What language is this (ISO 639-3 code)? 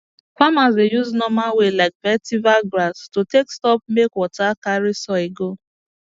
pcm